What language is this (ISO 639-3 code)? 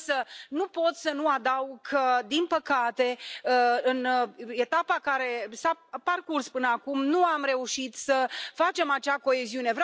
ron